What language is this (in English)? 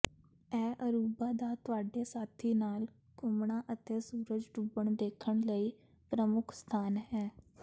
Punjabi